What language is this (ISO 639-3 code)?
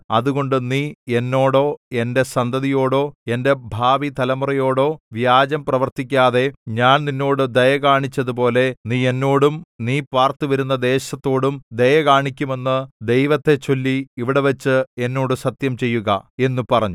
mal